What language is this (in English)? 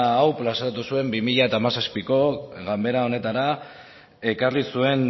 Basque